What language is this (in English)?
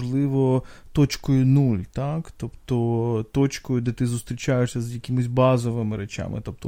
Ukrainian